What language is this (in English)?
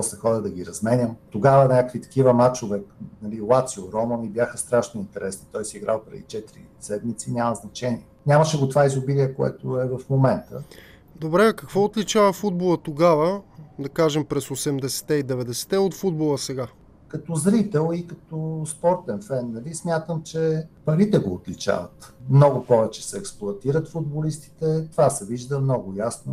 Bulgarian